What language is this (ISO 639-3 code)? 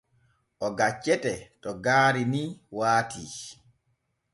fue